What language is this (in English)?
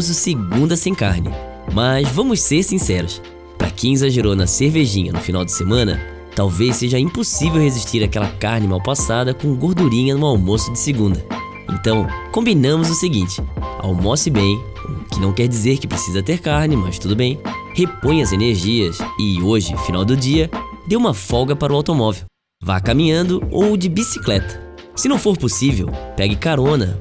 Portuguese